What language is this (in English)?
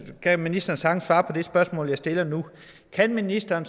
Danish